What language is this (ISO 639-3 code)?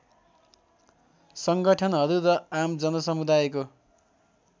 nep